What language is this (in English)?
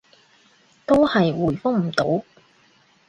Cantonese